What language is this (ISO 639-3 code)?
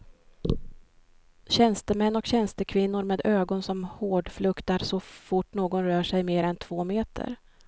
swe